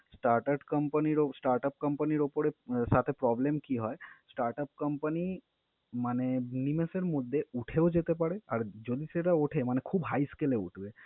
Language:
Bangla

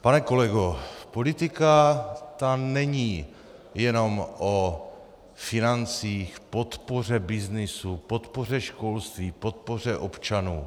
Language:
Czech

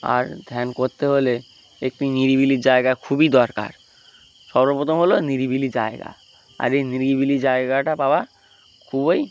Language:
Bangla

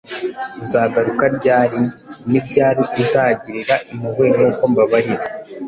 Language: Kinyarwanda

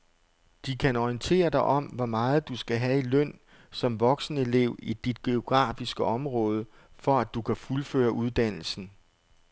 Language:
Danish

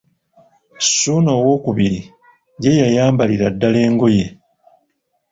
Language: Ganda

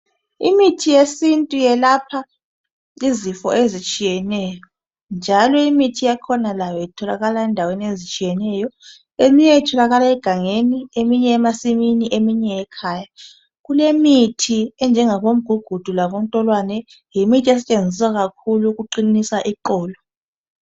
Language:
North Ndebele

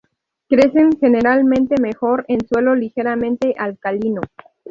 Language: Spanish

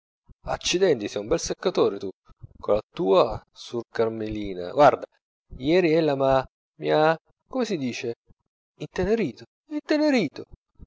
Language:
Italian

